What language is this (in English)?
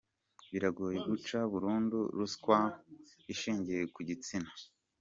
Kinyarwanda